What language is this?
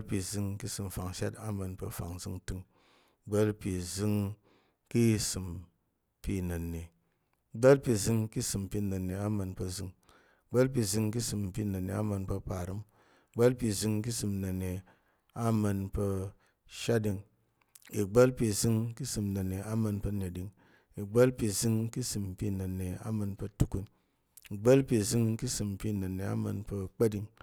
Tarok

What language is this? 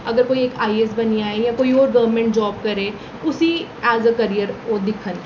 Dogri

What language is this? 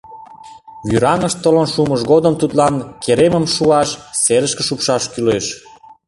Mari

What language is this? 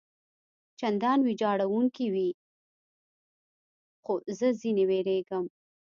Pashto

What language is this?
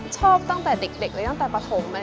Thai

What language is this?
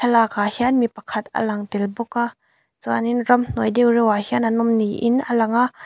Mizo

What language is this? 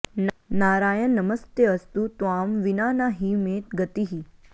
Sanskrit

